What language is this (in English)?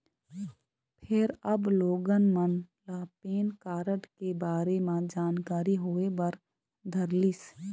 Chhattisgarhi